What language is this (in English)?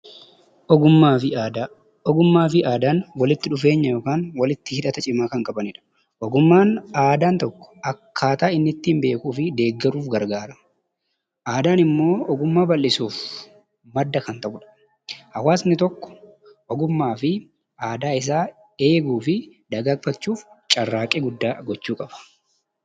Oromo